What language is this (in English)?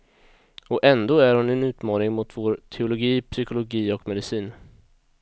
Swedish